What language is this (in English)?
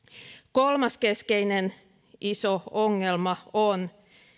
Finnish